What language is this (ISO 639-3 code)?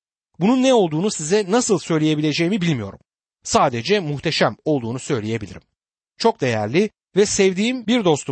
tur